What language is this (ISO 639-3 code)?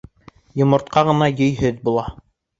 bak